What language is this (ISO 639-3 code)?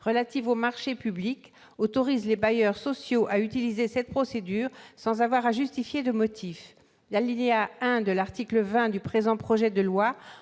fra